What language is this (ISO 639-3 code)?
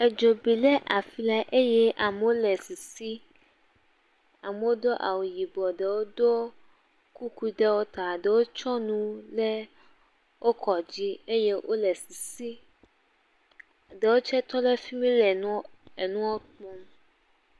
ewe